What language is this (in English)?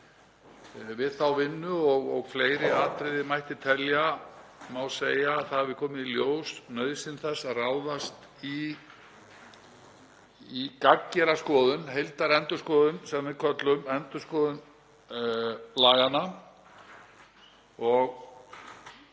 Icelandic